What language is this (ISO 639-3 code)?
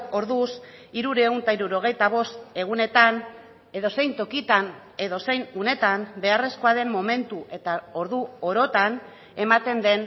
eus